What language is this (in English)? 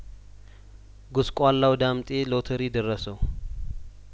Amharic